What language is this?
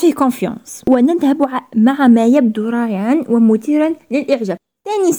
Arabic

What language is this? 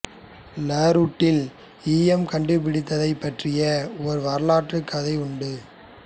Tamil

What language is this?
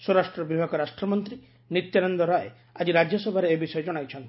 Odia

